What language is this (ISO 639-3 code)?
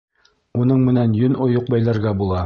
bak